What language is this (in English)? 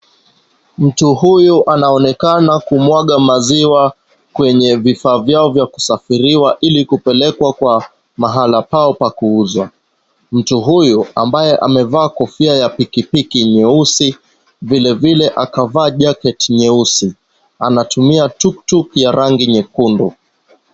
Swahili